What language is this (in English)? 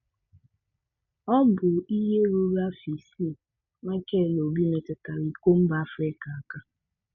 Igbo